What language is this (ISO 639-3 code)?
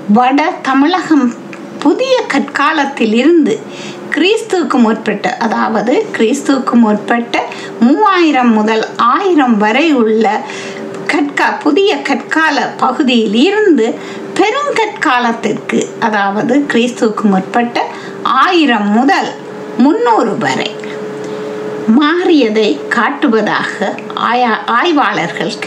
tam